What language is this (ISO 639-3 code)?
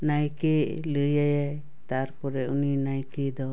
sat